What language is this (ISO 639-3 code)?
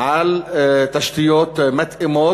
heb